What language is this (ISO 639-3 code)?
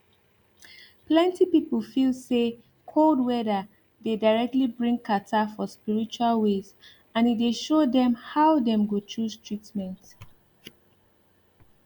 pcm